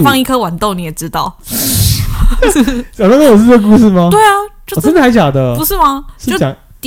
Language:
Chinese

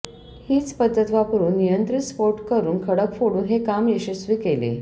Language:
Marathi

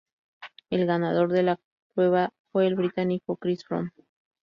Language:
Spanish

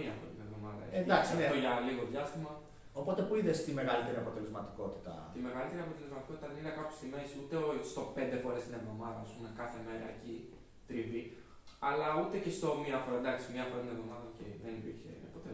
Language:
Greek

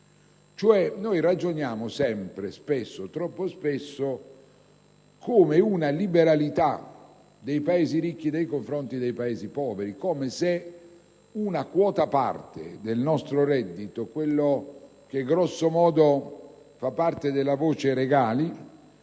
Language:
Italian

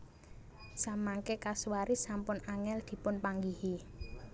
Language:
Javanese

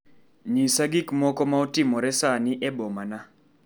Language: Luo (Kenya and Tanzania)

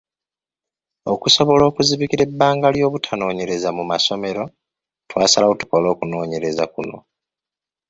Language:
Ganda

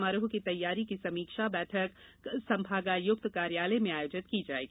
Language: Hindi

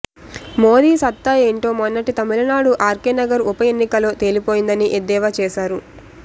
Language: Telugu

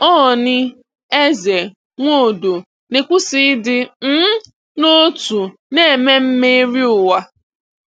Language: Igbo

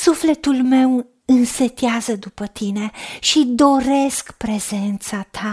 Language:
Romanian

